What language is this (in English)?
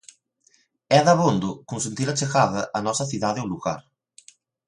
Galician